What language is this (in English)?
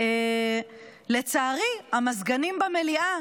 Hebrew